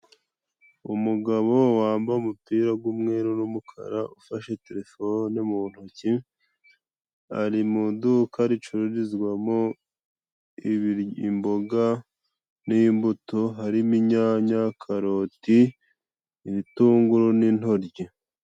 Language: Kinyarwanda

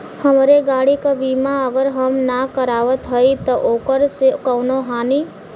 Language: Bhojpuri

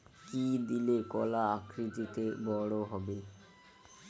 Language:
Bangla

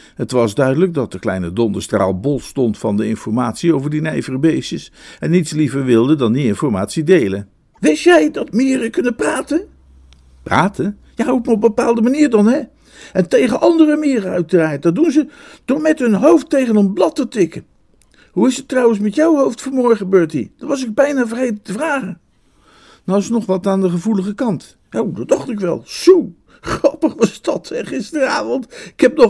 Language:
Dutch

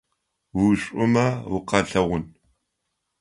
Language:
Adyghe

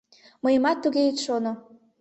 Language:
Mari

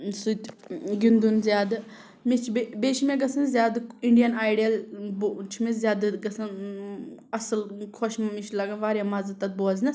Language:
Kashmiri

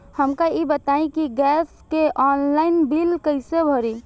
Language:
Bhojpuri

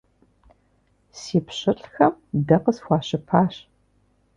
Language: Kabardian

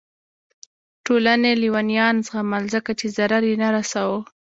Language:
Pashto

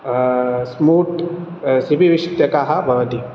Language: Sanskrit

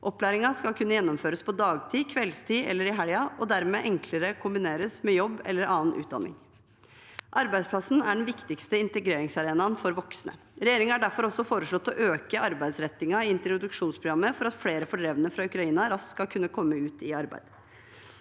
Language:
Norwegian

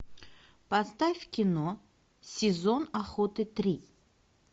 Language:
Russian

